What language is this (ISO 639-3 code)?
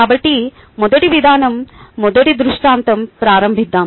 tel